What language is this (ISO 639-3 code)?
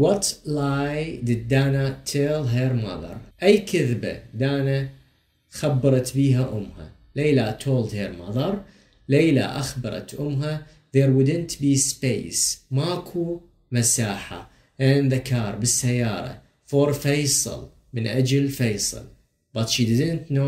ara